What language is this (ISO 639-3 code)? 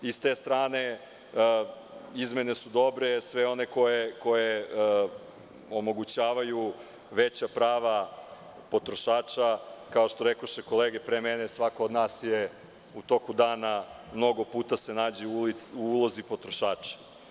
srp